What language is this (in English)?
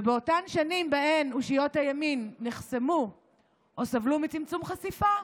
Hebrew